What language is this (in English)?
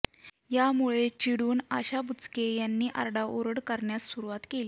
Marathi